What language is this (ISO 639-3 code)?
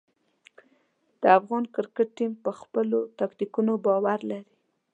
pus